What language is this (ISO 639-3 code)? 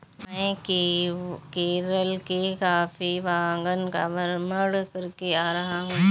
hin